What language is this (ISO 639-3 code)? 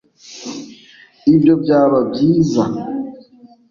kin